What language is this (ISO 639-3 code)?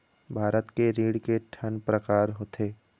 hne